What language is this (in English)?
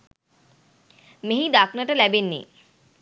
Sinhala